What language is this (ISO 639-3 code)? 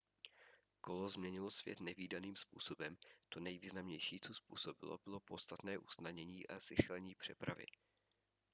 ces